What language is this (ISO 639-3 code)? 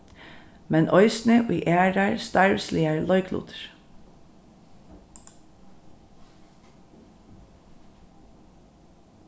fao